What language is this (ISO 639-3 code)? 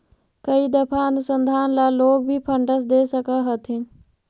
mag